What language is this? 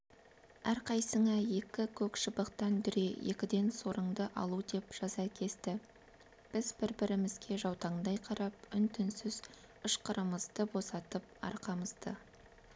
Kazakh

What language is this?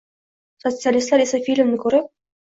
Uzbek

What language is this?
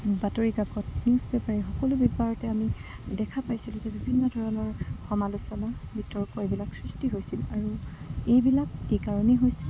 Assamese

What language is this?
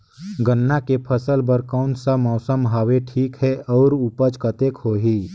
Chhattisgarhi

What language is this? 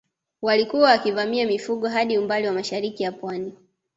Swahili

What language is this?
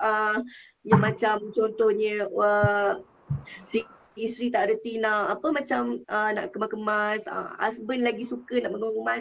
Malay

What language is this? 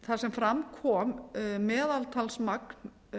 Icelandic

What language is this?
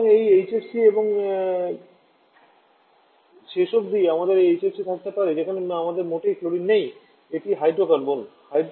Bangla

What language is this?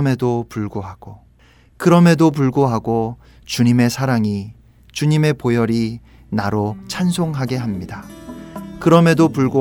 Korean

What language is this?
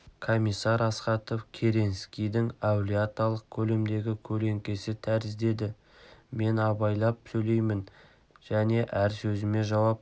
Kazakh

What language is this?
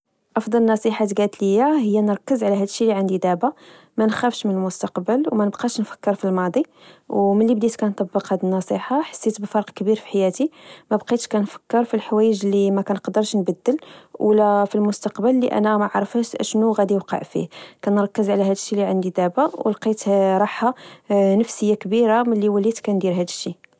Moroccan Arabic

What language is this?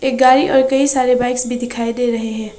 Hindi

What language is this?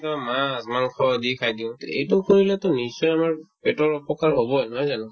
Assamese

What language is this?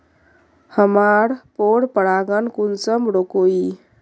Magahi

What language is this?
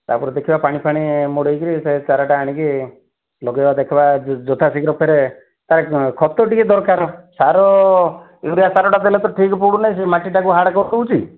Odia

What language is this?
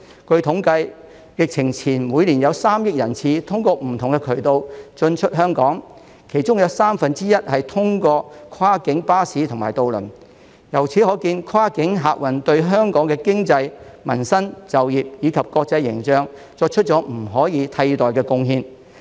Cantonese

